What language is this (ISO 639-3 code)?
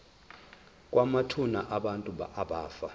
zul